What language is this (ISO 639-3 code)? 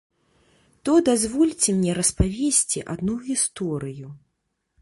bel